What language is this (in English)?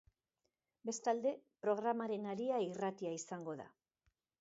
Basque